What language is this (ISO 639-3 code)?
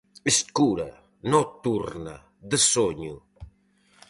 glg